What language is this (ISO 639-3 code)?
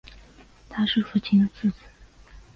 zho